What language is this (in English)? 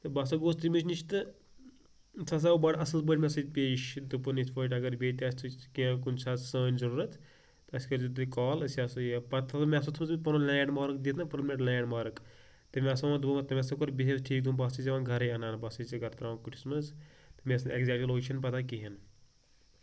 Kashmiri